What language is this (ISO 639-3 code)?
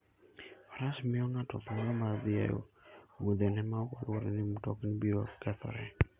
luo